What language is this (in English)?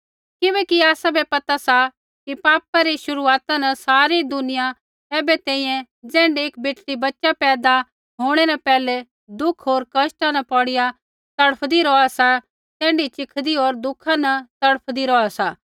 Kullu Pahari